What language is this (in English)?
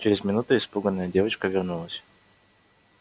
Russian